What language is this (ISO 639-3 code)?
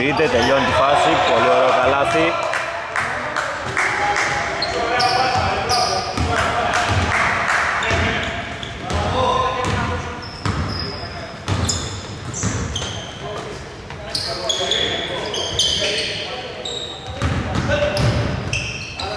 ell